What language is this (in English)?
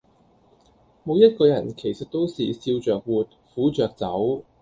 Cantonese